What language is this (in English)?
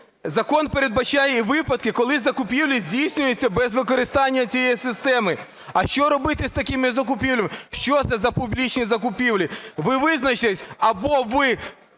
Ukrainian